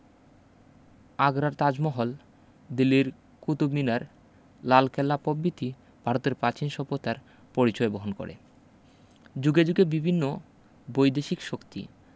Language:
Bangla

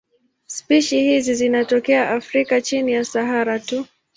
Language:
Swahili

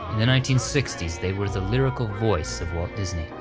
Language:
English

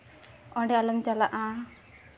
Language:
Santali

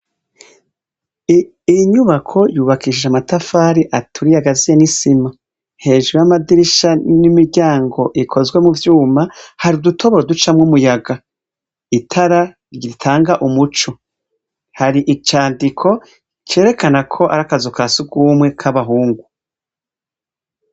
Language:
Rundi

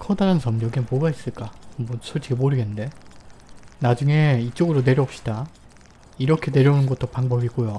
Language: Korean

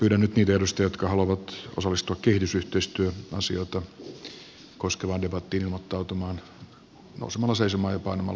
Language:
Finnish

